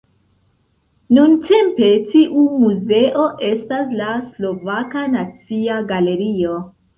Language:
Esperanto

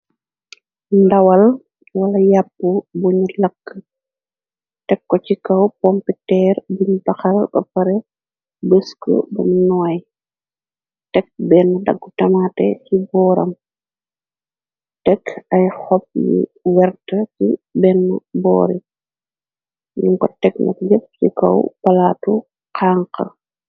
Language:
Wolof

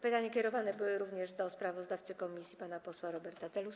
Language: Polish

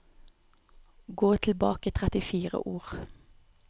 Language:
Norwegian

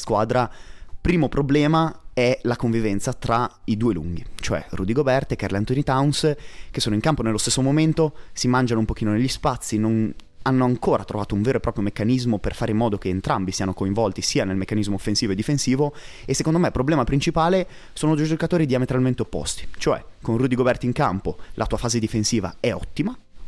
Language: Italian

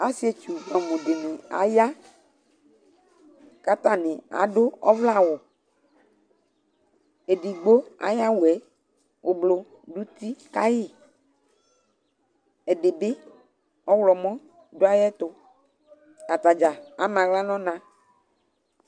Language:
Ikposo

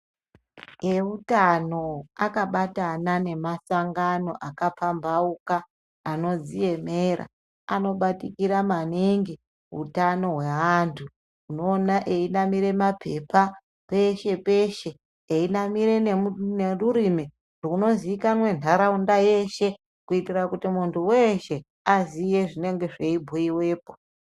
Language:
Ndau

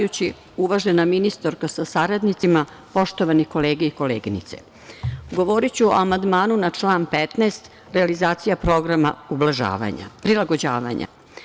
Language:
Serbian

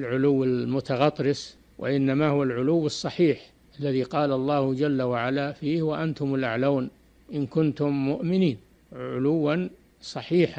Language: Arabic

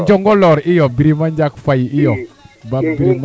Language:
Serer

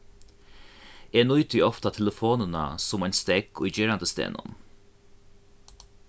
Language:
Faroese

